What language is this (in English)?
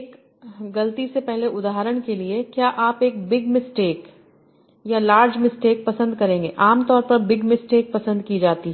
Hindi